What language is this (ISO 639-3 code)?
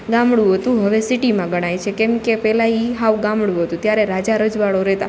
guj